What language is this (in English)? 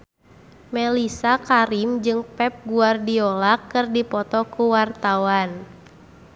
Sundanese